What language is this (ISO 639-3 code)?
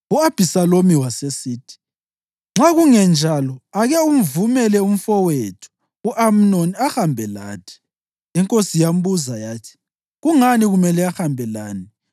nde